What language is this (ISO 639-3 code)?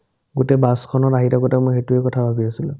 asm